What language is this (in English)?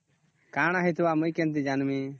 Odia